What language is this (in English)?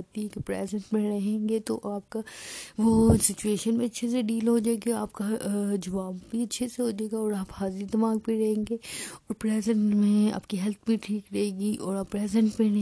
Urdu